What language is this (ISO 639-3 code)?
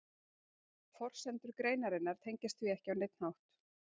isl